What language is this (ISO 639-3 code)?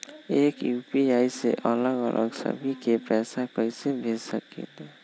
mag